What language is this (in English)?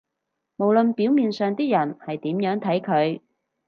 Cantonese